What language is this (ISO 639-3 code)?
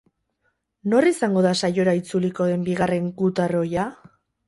eus